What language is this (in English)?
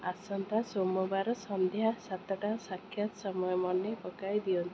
Odia